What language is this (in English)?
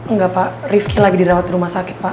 Indonesian